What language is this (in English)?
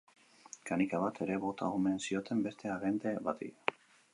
Basque